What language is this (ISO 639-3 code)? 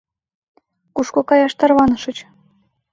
chm